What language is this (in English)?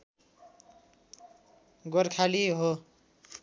Nepali